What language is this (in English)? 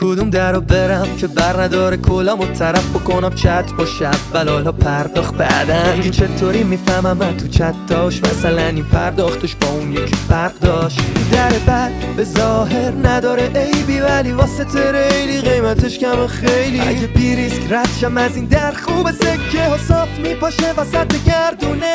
Persian